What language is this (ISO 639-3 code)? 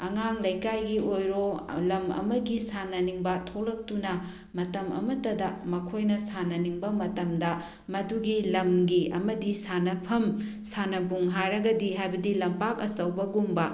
mni